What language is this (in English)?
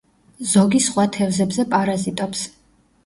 Georgian